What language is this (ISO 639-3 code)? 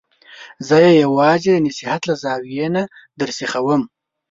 pus